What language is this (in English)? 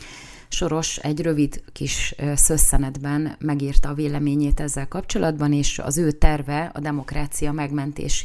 Hungarian